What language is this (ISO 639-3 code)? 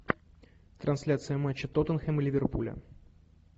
rus